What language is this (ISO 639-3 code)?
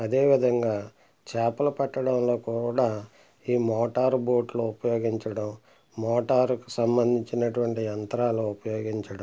tel